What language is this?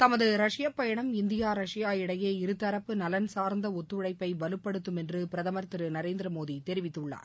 Tamil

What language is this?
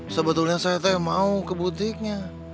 Indonesian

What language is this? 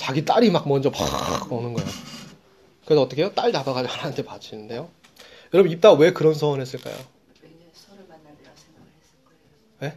Korean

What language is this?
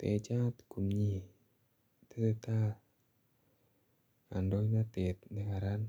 Kalenjin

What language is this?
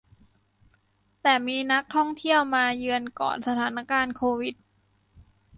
Thai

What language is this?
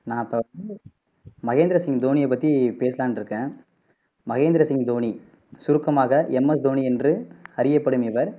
Tamil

